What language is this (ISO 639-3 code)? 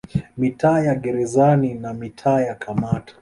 swa